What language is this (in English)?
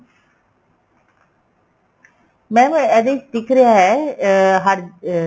Punjabi